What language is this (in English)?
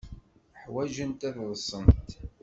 Kabyle